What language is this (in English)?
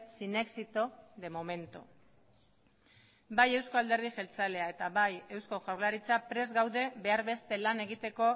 Basque